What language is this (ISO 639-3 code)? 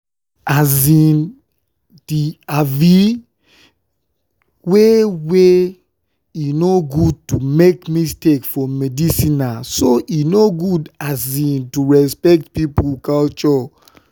pcm